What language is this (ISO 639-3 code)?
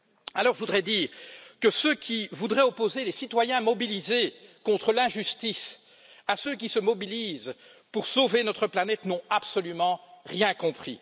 fra